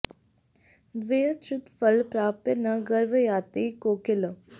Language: Sanskrit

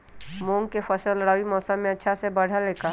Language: Magahi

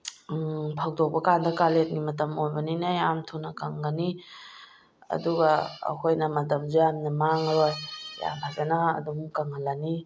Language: Manipuri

